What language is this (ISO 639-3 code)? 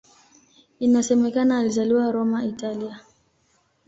swa